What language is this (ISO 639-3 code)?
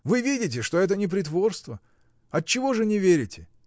rus